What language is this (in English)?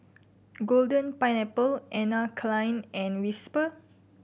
English